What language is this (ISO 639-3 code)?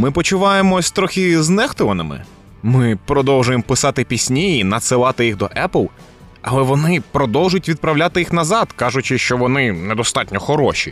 ukr